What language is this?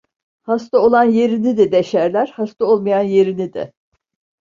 Turkish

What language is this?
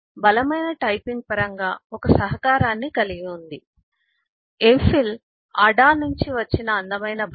Telugu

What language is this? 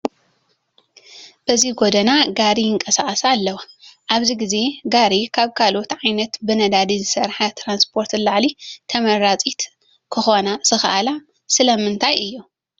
Tigrinya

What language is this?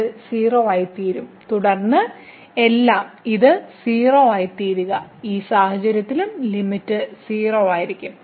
Malayalam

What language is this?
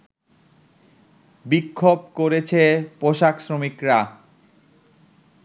Bangla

